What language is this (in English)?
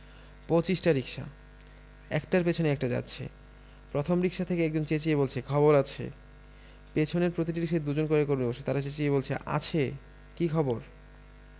Bangla